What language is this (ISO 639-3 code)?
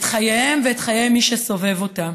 heb